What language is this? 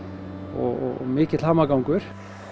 Icelandic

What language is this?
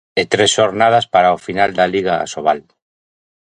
Galician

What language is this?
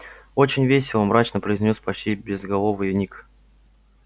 Russian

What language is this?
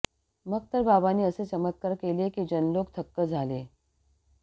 Marathi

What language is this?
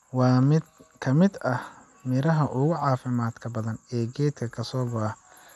Somali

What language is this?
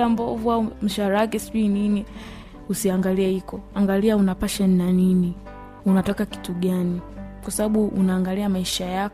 Swahili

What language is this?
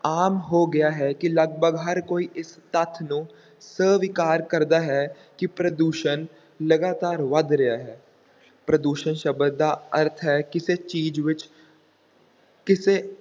Punjabi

